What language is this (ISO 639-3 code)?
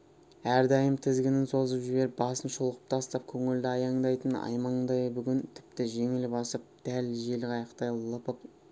kaz